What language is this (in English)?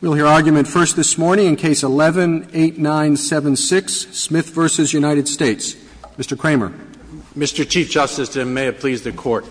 English